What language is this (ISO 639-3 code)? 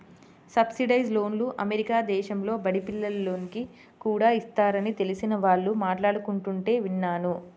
tel